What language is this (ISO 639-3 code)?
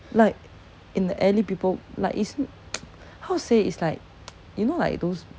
eng